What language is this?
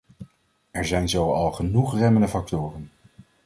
Dutch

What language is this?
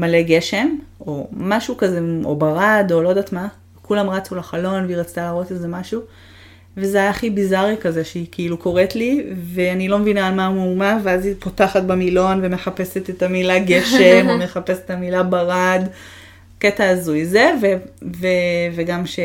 Hebrew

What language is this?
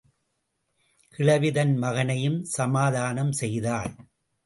Tamil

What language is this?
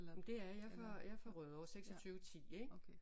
Danish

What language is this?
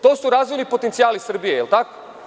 Serbian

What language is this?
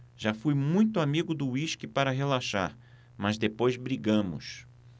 Portuguese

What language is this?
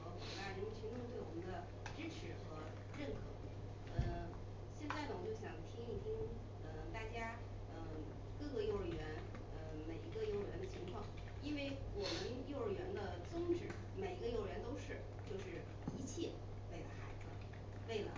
Chinese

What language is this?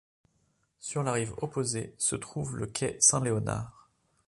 French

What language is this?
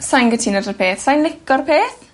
Welsh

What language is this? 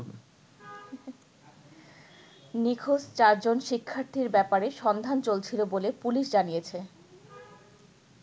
Bangla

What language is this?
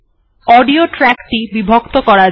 Bangla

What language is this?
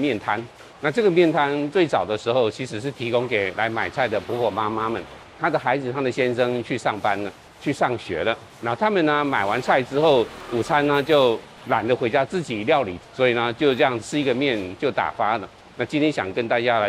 Chinese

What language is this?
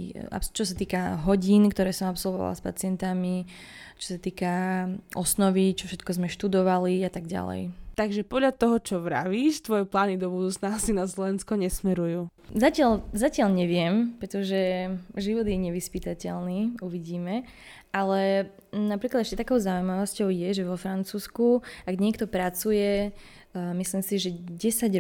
Slovak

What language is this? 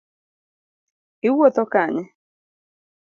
Luo (Kenya and Tanzania)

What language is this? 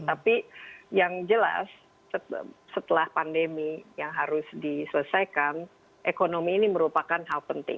Indonesian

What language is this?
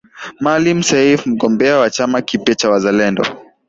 Swahili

